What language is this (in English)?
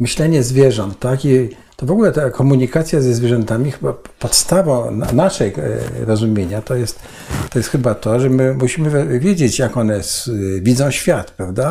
Polish